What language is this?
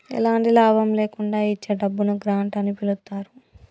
Telugu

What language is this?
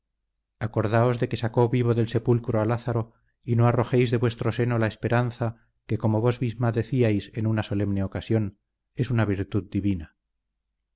Spanish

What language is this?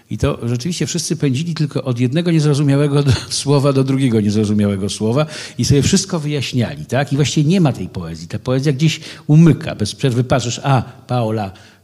Polish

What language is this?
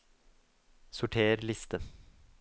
Norwegian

